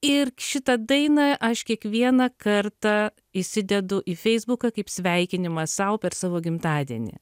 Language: Lithuanian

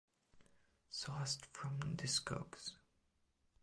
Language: English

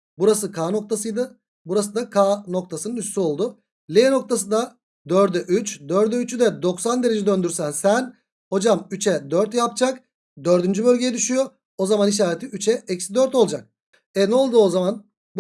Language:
Turkish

